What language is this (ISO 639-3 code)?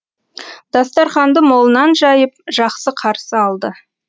kaz